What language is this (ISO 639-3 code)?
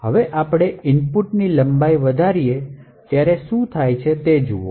guj